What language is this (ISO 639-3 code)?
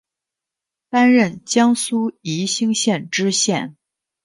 zho